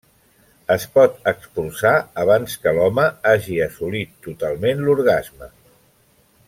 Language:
Catalan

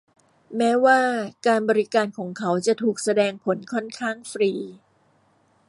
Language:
Thai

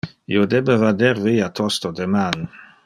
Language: Interlingua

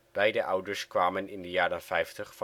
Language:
Dutch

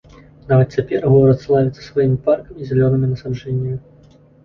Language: Belarusian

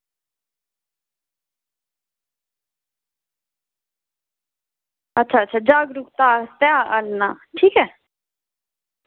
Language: Dogri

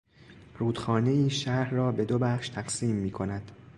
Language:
Persian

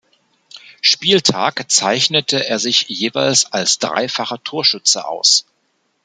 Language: German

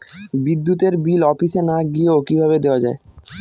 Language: Bangla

